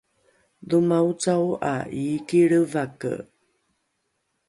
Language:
Rukai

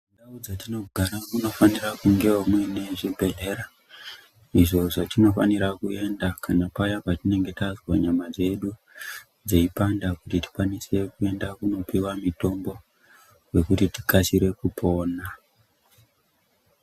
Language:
Ndau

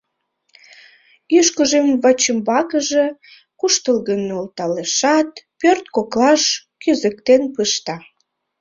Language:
Mari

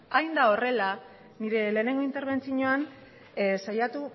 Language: Basque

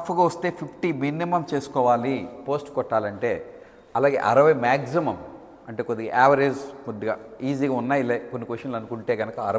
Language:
Telugu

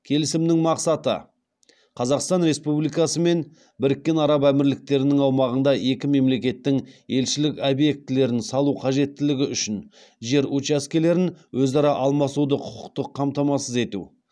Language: Kazakh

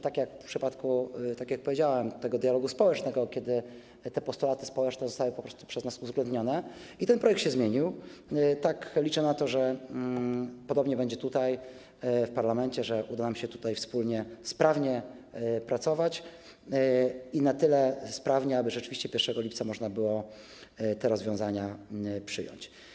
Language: Polish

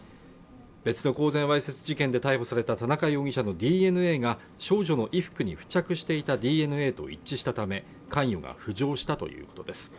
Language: Japanese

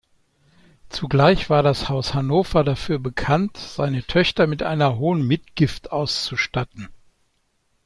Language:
German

